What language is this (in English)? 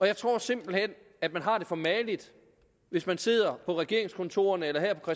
Danish